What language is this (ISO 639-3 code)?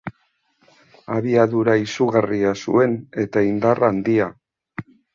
eus